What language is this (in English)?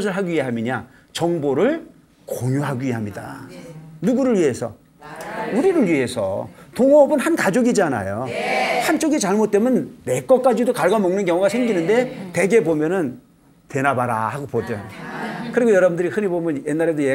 Korean